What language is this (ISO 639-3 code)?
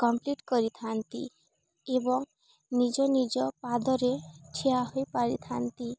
ori